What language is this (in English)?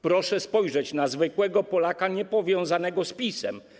Polish